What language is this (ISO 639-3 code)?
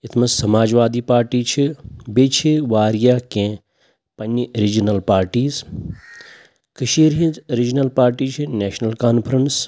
kas